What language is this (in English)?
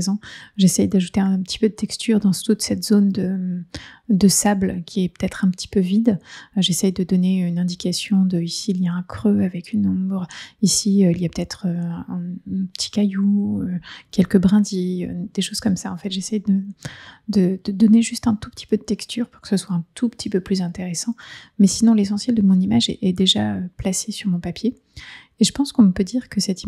French